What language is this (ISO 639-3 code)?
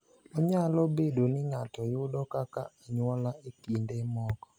luo